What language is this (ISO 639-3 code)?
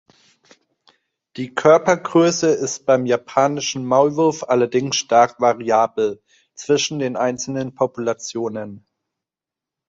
deu